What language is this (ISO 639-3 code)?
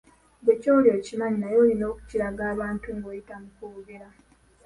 lug